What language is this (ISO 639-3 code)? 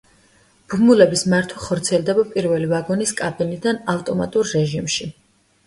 kat